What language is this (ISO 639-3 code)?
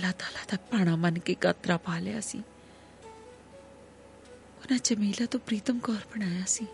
hin